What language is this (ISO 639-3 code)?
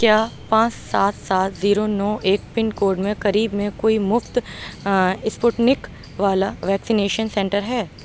urd